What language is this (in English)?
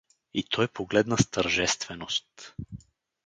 Bulgarian